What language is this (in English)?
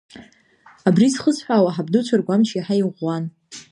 Abkhazian